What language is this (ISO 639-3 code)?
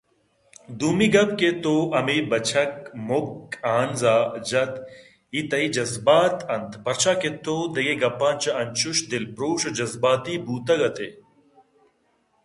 bgp